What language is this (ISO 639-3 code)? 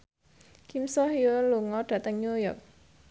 jav